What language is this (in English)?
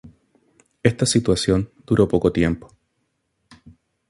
Spanish